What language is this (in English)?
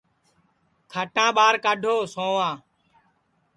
Sansi